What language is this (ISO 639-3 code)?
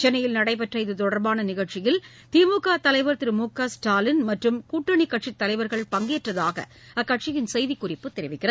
tam